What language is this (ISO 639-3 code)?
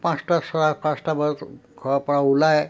asm